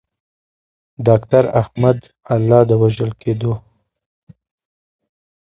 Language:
Pashto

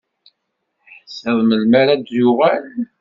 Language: Kabyle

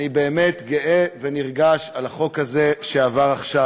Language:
Hebrew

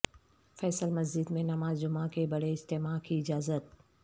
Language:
Urdu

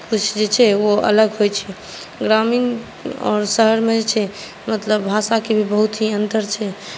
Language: Maithili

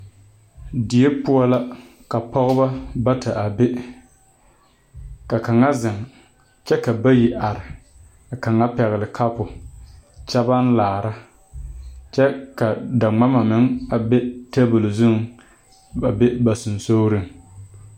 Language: Southern Dagaare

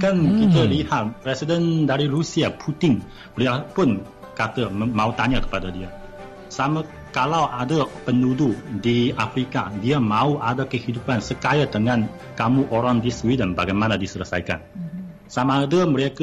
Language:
Malay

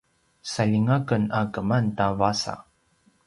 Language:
Paiwan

